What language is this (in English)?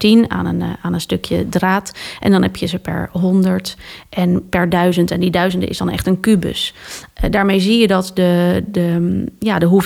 Dutch